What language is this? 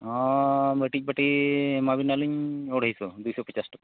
Santali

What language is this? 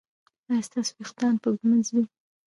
Pashto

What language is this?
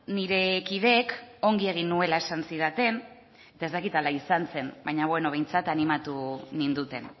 Basque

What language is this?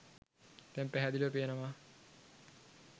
Sinhala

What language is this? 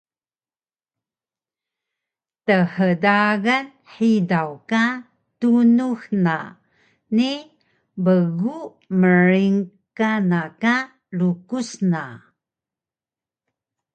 Taroko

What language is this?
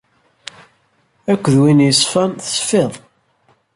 Kabyle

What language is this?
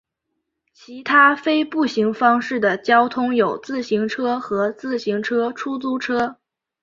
Chinese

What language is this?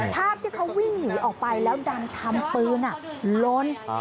Thai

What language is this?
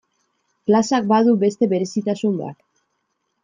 Basque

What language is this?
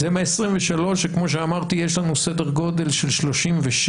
Hebrew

